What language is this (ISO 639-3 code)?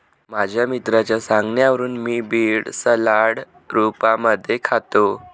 mar